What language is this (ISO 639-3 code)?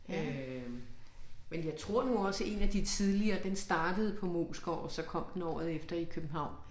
dan